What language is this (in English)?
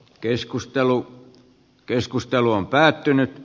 Finnish